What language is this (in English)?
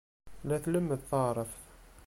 Kabyle